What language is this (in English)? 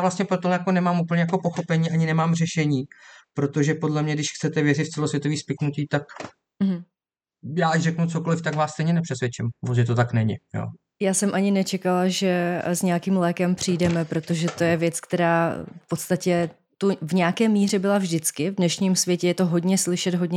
Czech